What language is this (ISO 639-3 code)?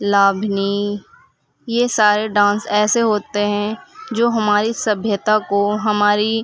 urd